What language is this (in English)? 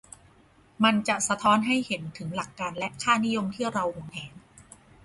Thai